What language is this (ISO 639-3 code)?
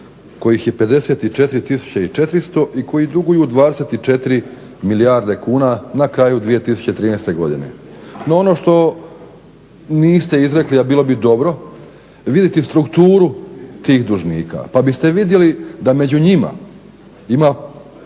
hrv